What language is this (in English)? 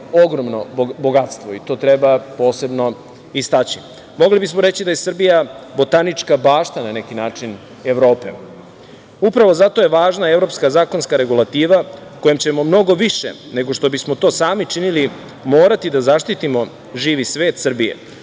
Serbian